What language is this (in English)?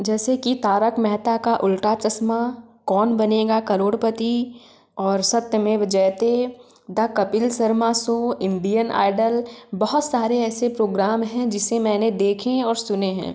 Hindi